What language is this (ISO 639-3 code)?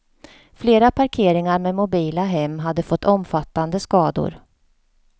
swe